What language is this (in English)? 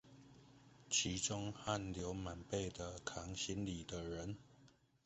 Chinese